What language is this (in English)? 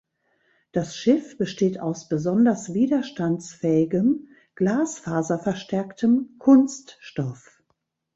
German